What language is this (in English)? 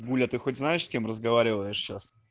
Russian